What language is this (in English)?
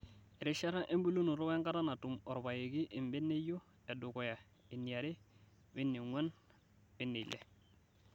Masai